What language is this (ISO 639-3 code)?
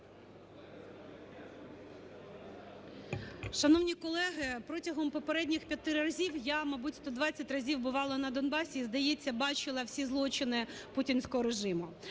ukr